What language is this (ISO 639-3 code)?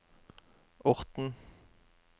nor